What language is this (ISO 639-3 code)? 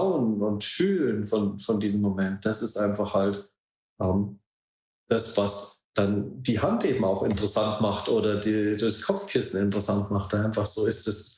deu